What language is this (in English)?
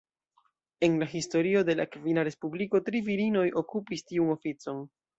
Esperanto